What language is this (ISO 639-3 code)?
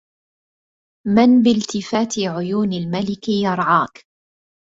ara